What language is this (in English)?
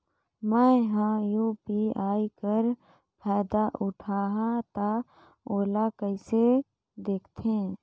Chhattisgarhi